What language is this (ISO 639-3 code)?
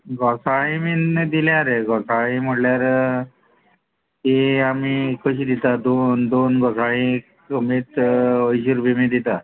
kok